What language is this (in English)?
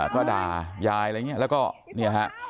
Thai